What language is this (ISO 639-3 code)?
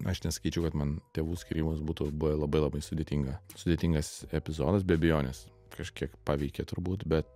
lit